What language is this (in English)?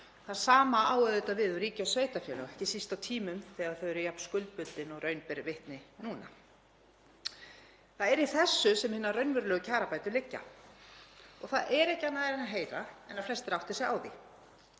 Icelandic